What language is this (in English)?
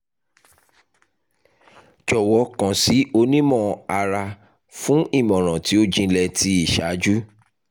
Yoruba